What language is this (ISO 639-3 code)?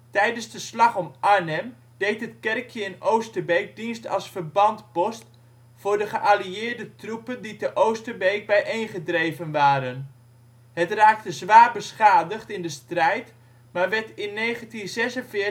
nld